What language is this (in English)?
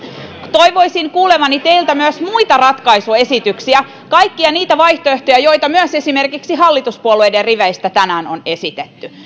Finnish